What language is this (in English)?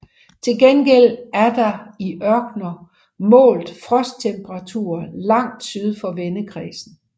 Danish